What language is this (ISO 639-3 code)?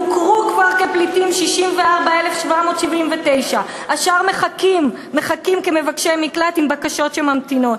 heb